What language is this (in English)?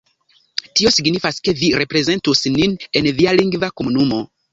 Esperanto